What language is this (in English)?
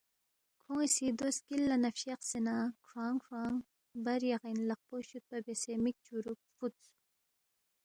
Balti